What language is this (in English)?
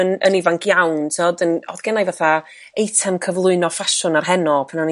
Welsh